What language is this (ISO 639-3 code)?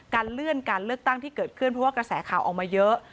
tha